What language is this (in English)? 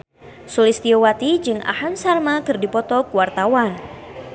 Sundanese